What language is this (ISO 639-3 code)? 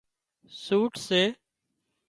kxp